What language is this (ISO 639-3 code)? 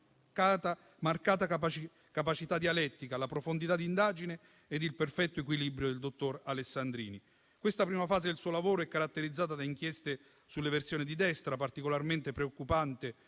ita